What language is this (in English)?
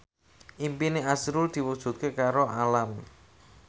Javanese